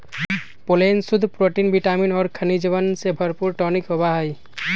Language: Magahi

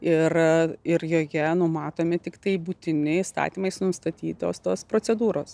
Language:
Lithuanian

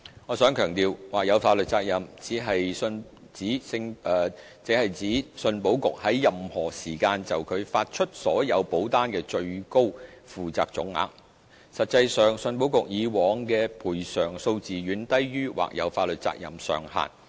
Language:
Cantonese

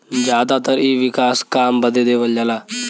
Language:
Bhojpuri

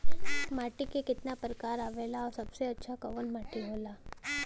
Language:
Bhojpuri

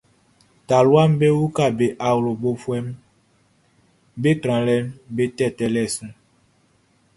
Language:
Baoulé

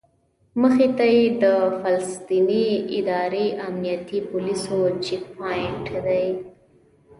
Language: Pashto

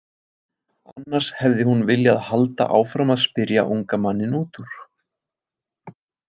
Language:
Icelandic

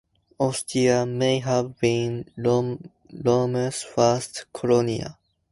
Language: English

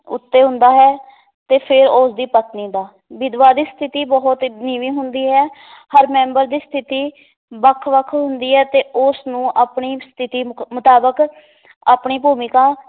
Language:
Punjabi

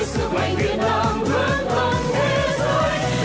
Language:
Vietnamese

